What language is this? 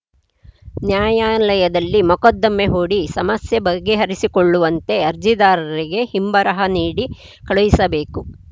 Kannada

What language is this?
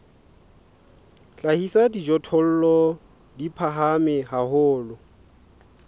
Southern Sotho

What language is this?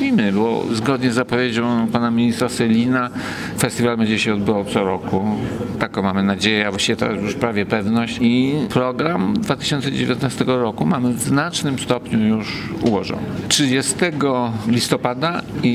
Polish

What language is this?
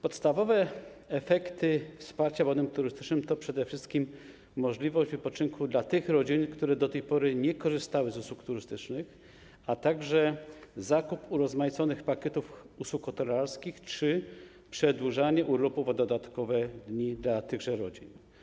Polish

